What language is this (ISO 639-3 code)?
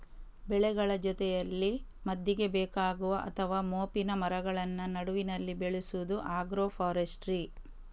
kan